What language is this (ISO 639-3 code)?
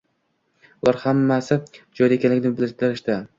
uzb